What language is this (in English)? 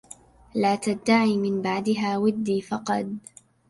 Arabic